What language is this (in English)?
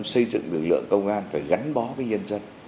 Vietnamese